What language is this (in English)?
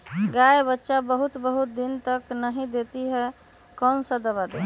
Magahi